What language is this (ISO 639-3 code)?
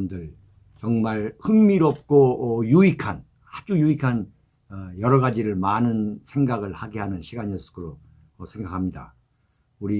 kor